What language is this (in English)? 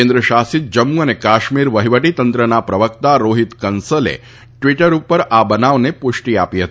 Gujarati